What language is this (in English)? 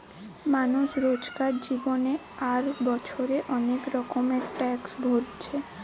Bangla